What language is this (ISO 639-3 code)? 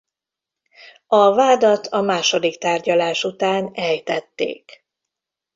hun